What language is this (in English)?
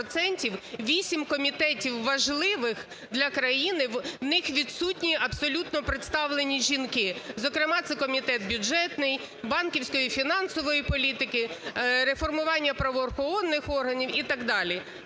Ukrainian